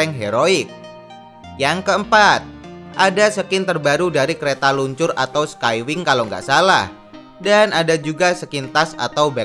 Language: Indonesian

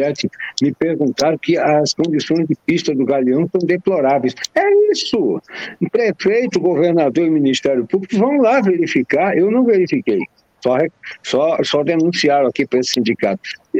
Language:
Portuguese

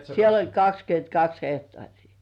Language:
Finnish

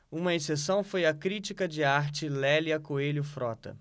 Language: Portuguese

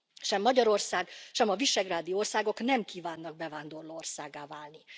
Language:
Hungarian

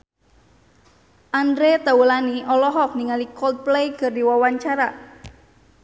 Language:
Sundanese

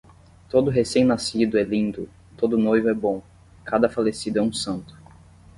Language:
Portuguese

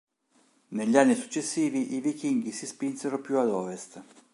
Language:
Italian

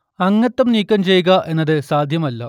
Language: Malayalam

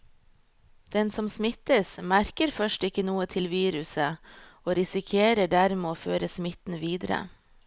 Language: Norwegian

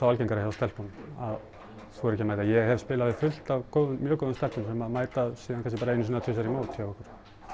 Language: Icelandic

